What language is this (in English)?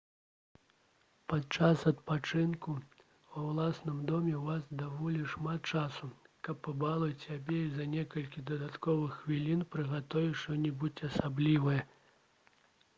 Belarusian